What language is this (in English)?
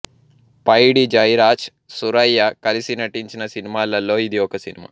Telugu